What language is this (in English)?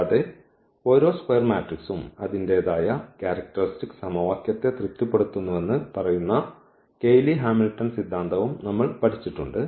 Malayalam